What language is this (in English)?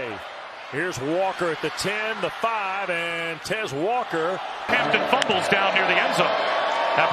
English